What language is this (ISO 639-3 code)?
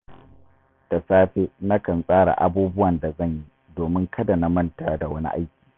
hau